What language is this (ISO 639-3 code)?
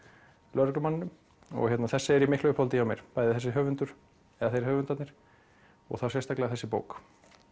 isl